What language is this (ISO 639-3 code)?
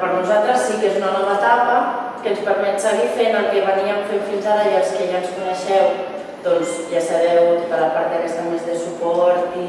cat